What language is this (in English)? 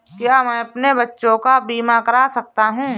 Hindi